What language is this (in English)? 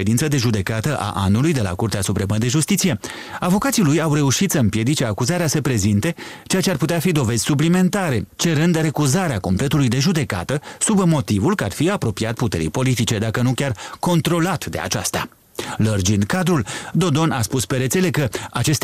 Romanian